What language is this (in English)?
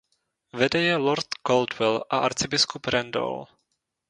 Czech